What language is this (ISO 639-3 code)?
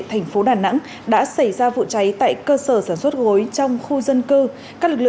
vie